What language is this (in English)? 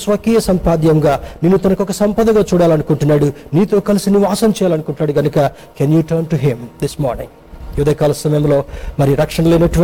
Telugu